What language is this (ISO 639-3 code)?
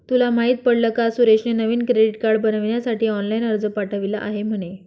mar